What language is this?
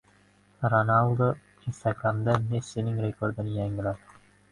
Uzbek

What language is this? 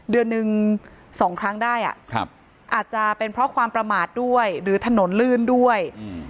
Thai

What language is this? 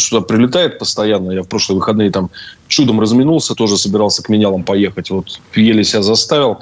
Russian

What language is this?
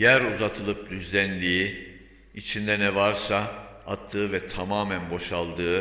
Turkish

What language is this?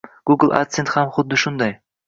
Uzbek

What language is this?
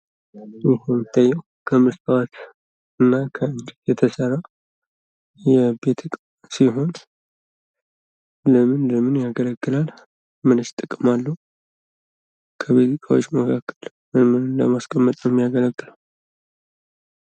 Amharic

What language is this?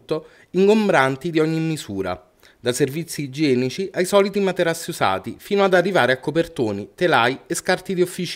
Italian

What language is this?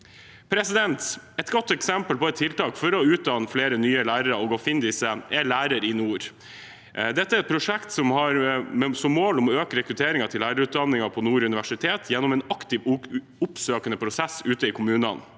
Norwegian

